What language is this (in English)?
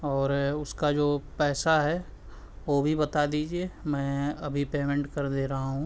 Urdu